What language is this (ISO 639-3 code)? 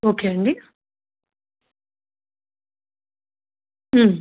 tel